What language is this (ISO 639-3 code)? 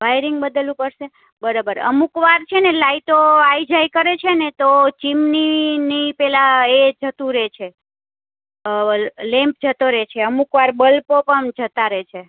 guj